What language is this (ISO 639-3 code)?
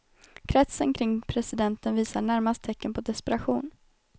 swe